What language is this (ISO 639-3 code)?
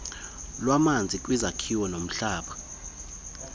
xho